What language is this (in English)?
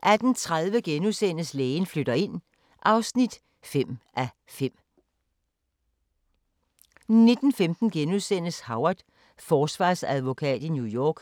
Danish